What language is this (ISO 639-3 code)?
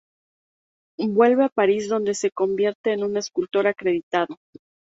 spa